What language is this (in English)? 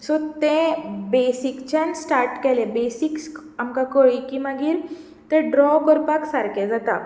Konkani